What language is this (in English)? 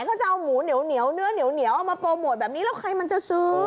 Thai